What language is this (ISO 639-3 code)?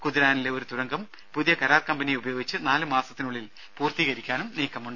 mal